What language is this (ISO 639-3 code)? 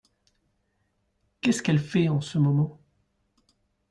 fra